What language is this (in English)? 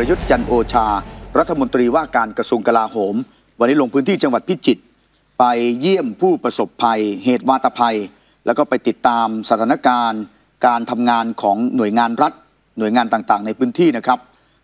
Thai